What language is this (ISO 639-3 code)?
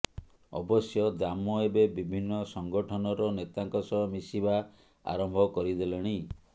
ori